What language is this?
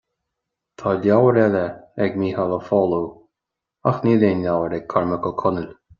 Irish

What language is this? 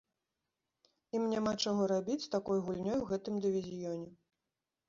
Belarusian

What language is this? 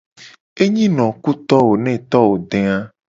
Gen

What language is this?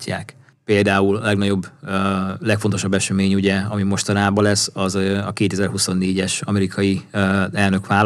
Hungarian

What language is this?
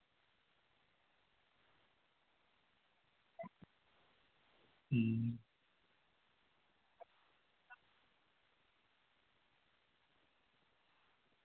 Dogri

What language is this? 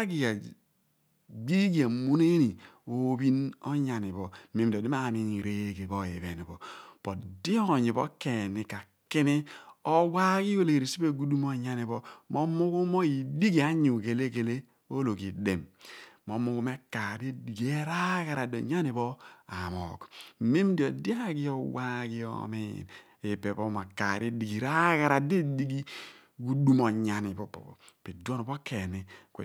Abua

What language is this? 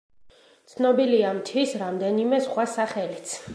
Georgian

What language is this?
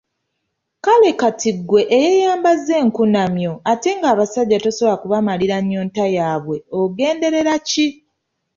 Ganda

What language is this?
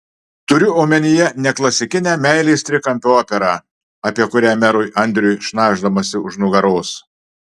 Lithuanian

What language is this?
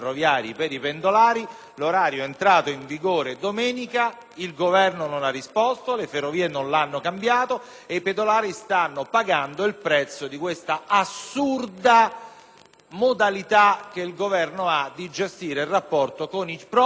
Italian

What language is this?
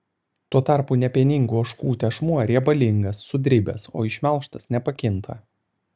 Lithuanian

